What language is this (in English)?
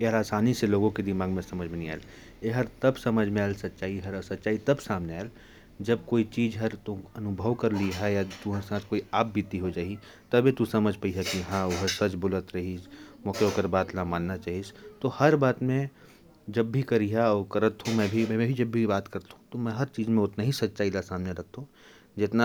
Korwa